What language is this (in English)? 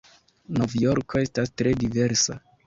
Esperanto